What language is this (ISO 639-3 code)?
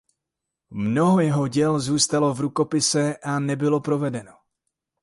ces